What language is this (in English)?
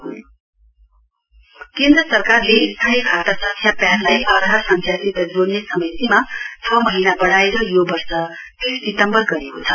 Nepali